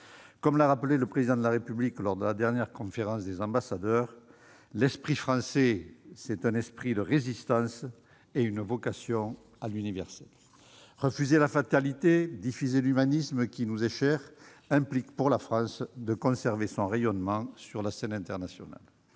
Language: French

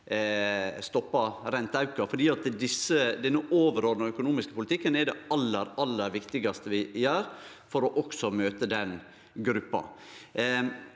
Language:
Norwegian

